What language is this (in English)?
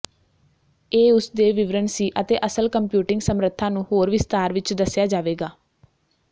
Punjabi